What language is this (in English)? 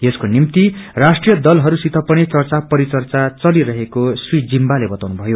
Nepali